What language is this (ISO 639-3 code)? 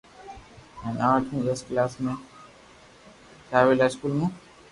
lrk